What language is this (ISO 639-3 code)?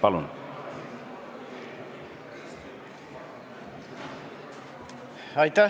est